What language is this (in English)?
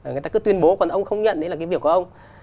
Vietnamese